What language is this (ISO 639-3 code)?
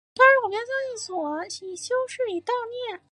zho